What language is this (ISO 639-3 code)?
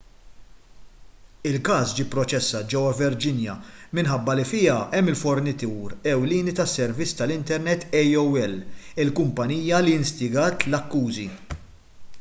mlt